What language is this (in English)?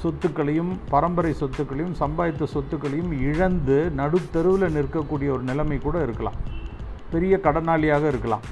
Tamil